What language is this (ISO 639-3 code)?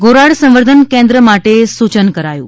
guj